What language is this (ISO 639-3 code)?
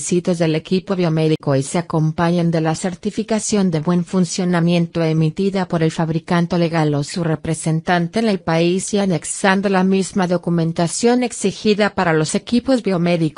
spa